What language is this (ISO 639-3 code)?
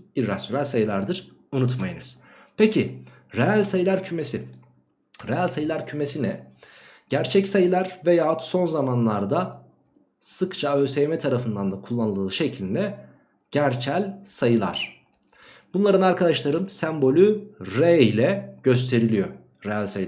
tur